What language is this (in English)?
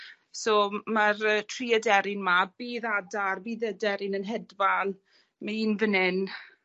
Welsh